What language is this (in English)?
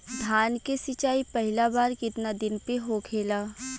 Bhojpuri